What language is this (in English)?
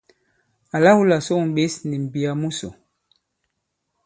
Bankon